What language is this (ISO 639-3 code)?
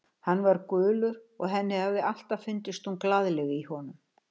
isl